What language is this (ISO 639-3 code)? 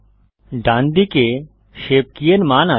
ben